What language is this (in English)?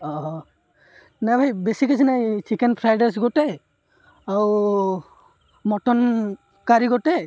Odia